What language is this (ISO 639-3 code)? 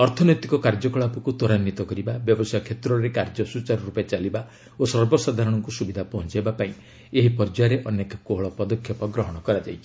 ori